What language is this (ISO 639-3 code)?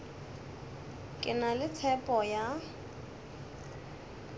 nso